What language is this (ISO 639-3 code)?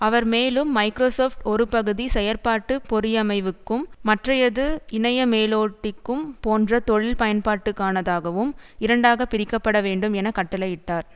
tam